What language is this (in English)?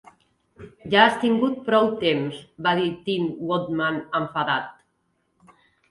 Catalan